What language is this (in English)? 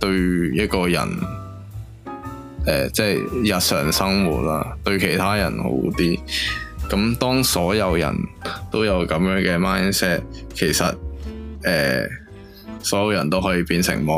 Chinese